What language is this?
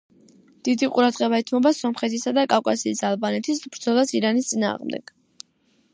Georgian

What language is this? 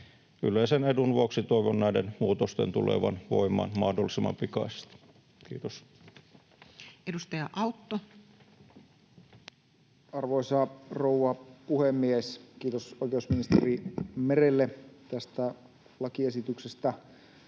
Finnish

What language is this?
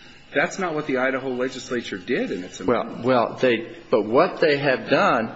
English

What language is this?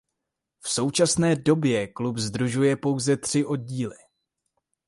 Czech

